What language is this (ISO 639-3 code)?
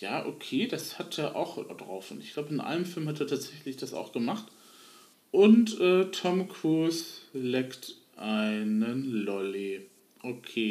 deu